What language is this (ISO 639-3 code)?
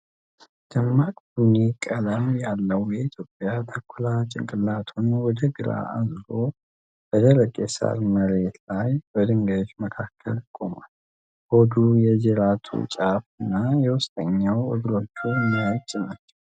amh